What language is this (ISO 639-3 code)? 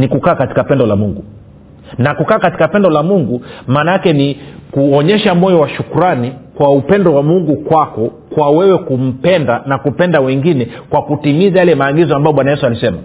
swa